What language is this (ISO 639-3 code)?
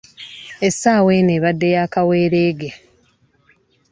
lug